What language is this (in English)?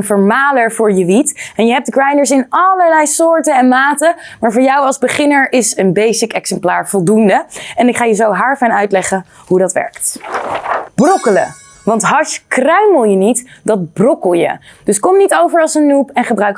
Dutch